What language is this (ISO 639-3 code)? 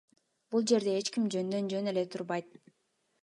kir